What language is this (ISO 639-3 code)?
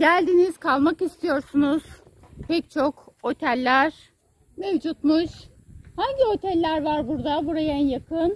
tur